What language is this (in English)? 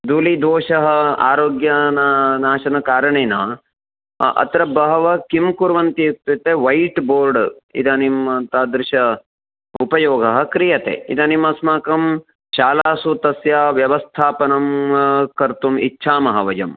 Sanskrit